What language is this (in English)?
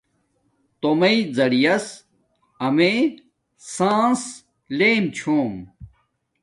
Domaaki